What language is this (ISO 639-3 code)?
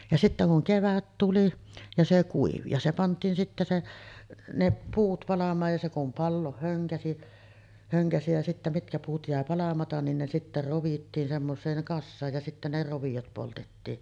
fin